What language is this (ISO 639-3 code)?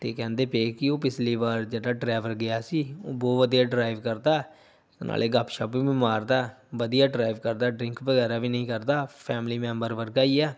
pan